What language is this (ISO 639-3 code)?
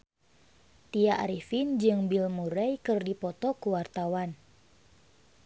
sun